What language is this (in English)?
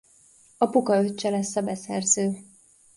Hungarian